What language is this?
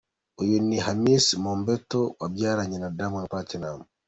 Kinyarwanda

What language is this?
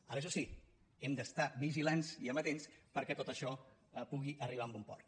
Catalan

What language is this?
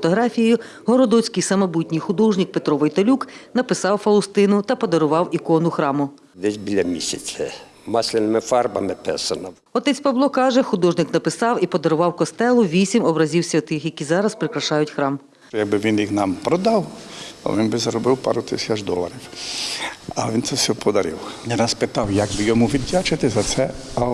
Ukrainian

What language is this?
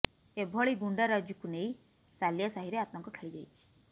Odia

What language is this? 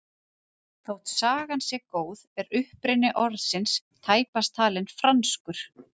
Icelandic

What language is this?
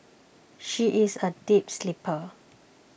English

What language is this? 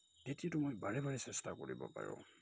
Assamese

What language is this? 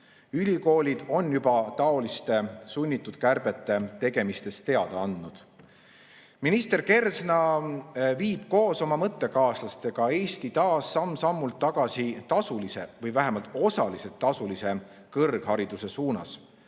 Estonian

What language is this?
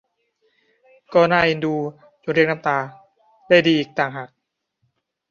Thai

